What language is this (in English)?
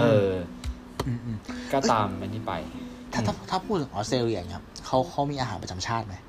Thai